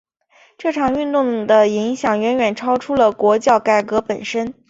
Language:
Chinese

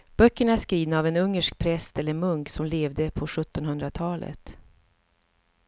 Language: Swedish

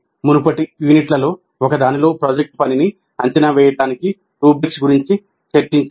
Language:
Telugu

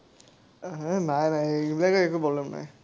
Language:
Assamese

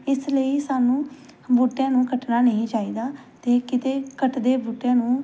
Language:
Punjabi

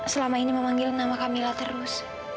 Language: Indonesian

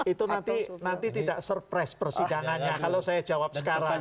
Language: Indonesian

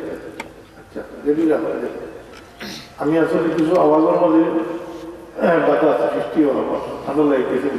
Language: Turkish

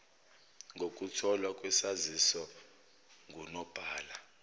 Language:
Zulu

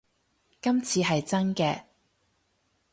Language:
Cantonese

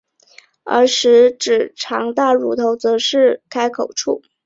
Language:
Chinese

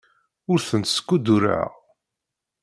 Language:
Kabyle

